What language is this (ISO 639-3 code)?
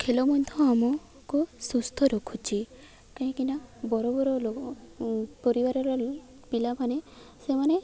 ori